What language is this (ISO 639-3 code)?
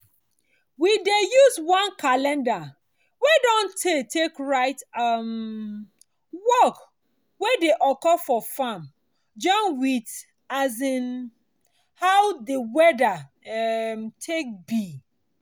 pcm